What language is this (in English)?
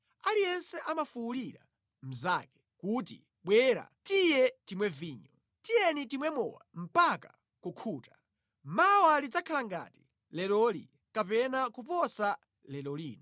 Nyanja